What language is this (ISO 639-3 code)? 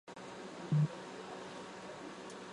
zho